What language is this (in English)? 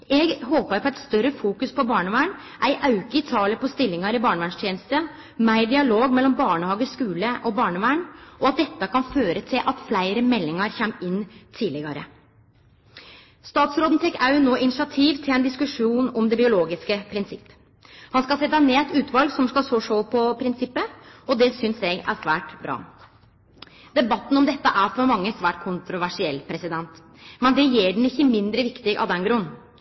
Norwegian Nynorsk